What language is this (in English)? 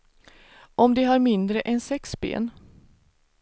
Swedish